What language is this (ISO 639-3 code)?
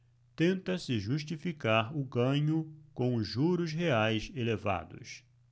por